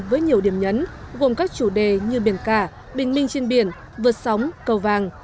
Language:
Vietnamese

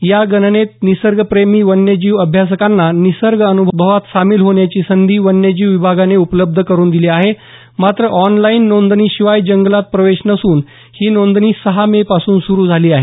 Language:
Marathi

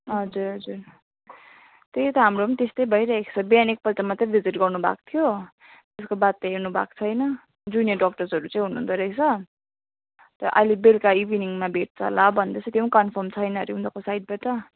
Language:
Nepali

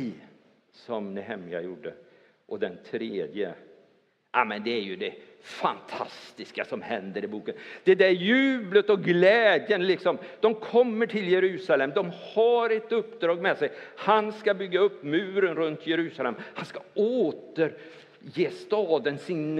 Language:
Swedish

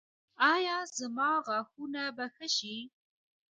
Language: Pashto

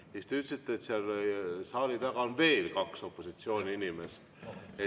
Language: Estonian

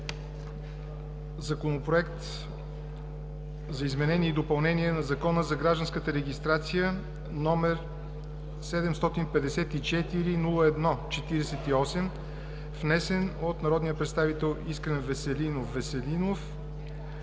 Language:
Bulgarian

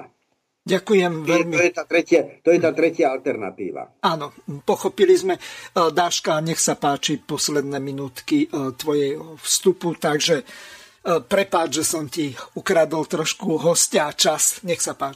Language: Slovak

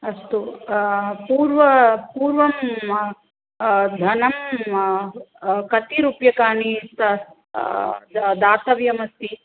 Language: Sanskrit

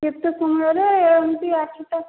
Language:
Odia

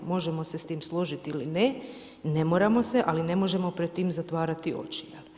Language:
Croatian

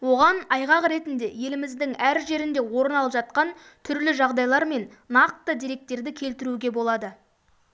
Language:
Kazakh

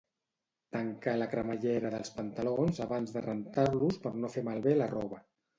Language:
Catalan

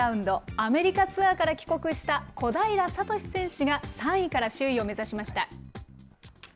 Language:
Japanese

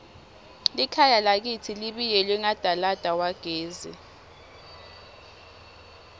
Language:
Swati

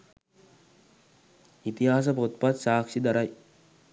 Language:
Sinhala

